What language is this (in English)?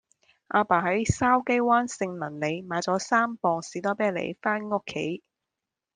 Cantonese